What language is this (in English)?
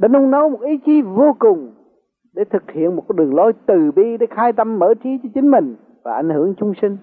Vietnamese